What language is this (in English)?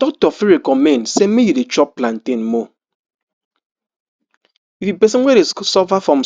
Nigerian Pidgin